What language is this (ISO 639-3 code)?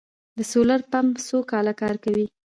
pus